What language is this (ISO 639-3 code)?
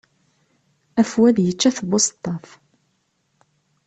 kab